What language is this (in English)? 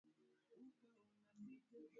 Swahili